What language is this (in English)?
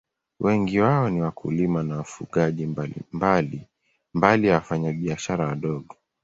Swahili